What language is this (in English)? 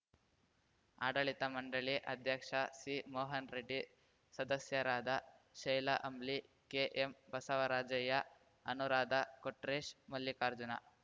Kannada